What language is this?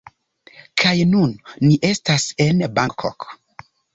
Esperanto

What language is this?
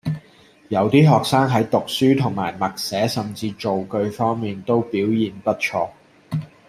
Cantonese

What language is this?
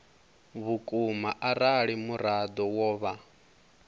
Venda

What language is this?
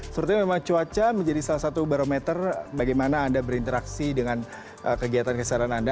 Indonesian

